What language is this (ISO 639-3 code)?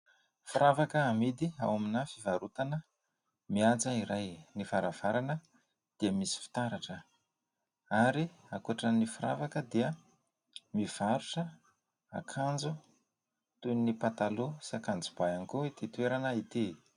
mlg